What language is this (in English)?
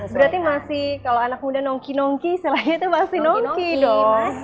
Indonesian